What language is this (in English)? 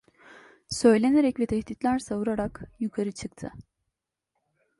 Turkish